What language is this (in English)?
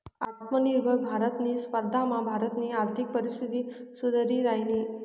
Marathi